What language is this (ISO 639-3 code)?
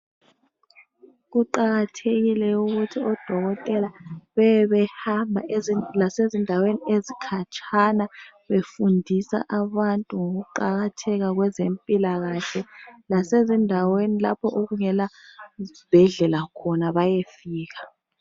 nde